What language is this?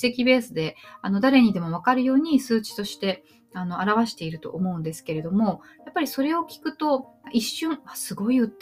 Japanese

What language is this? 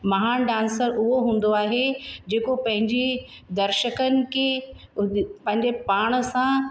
Sindhi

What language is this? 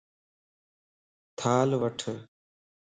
Lasi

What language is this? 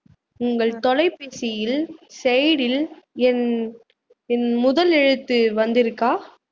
Tamil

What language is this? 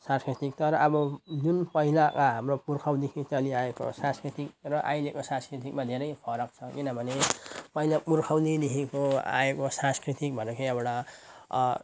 Nepali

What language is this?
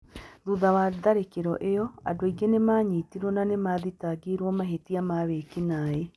Kikuyu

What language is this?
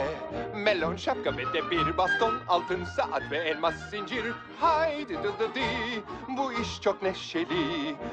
Turkish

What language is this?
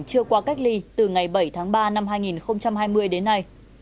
Vietnamese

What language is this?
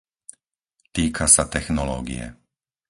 Slovak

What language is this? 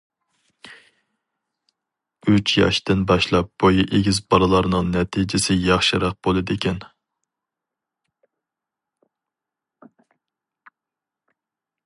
Uyghur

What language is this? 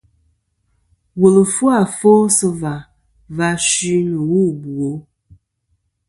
Kom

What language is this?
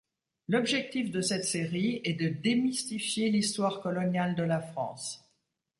French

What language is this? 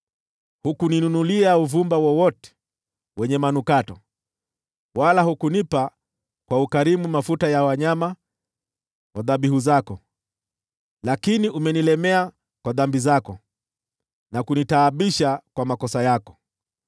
Swahili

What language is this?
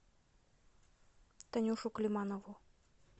Russian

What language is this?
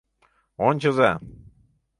Mari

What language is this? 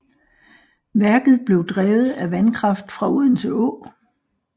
Danish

